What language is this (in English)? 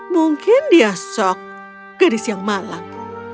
Indonesian